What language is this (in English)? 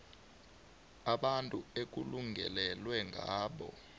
South Ndebele